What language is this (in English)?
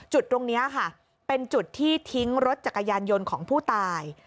Thai